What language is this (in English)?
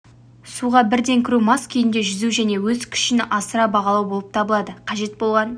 Kazakh